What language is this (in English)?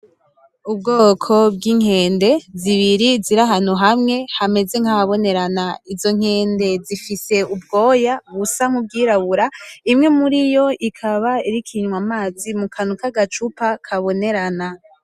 Rundi